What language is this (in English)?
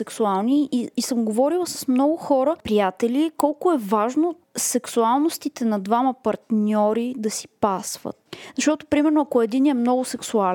Bulgarian